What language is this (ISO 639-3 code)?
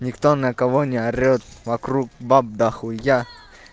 rus